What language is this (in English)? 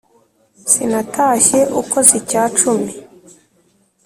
Kinyarwanda